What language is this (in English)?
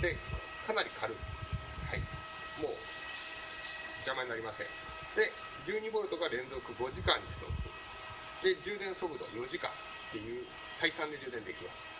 Japanese